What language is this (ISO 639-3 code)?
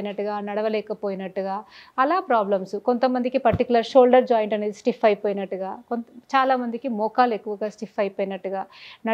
tel